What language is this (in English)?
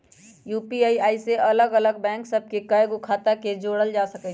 Magahi